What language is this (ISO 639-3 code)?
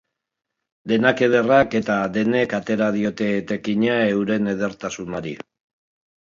eus